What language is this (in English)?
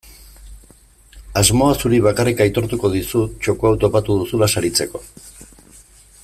Basque